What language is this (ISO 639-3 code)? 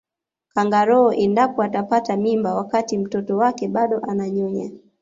swa